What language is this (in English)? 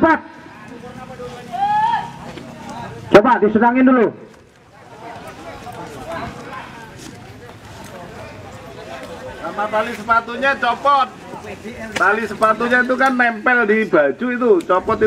Indonesian